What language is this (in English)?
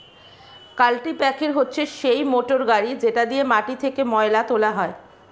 Bangla